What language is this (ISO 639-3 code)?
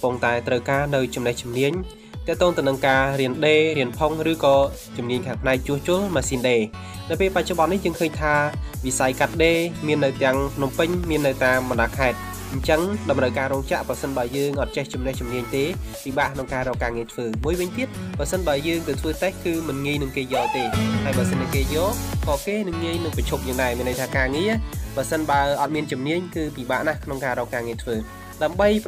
vie